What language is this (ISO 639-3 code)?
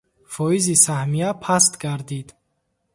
tgk